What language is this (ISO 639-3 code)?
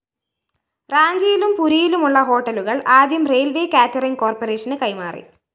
mal